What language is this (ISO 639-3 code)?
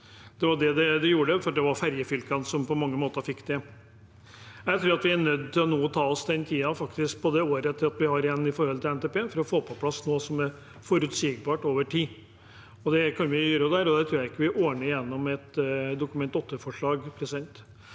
nor